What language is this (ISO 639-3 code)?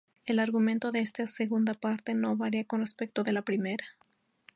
spa